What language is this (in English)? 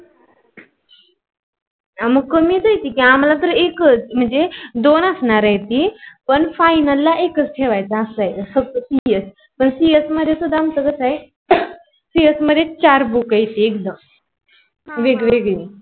Marathi